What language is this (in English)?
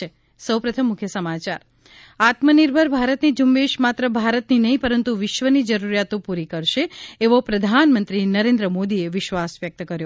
Gujarati